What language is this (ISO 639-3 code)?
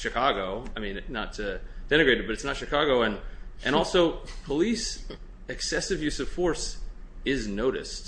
eng